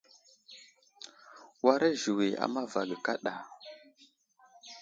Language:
Wuzlam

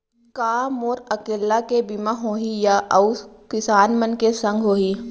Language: Chhattisgarhi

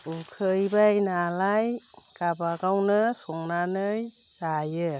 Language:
Bodo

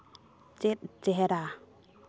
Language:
Santali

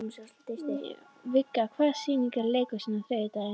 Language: Icelandic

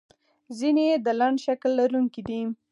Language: Pashto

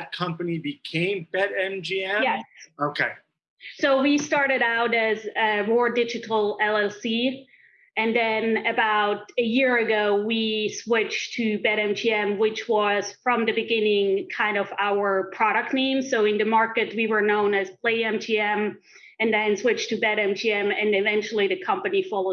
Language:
English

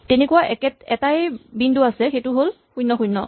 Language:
Assamese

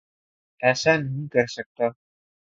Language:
Urdu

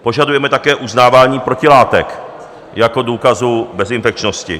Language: Czech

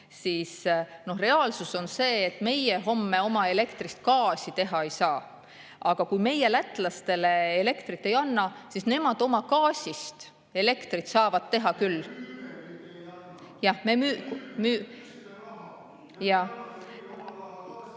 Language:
Estonian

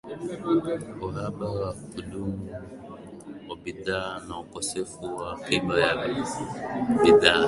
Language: Swahili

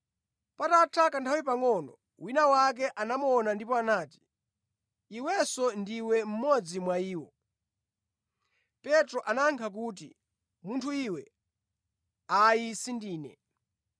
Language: Nyanja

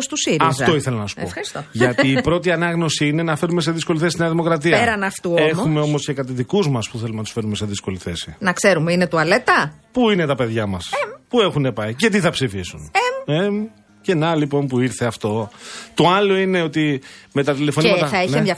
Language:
Greek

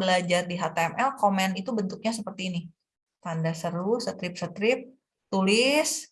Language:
Indonesian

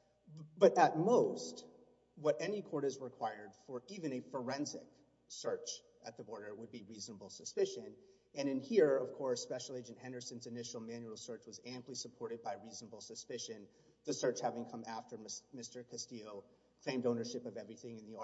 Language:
English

